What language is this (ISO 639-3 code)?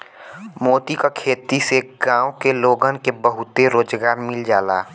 bho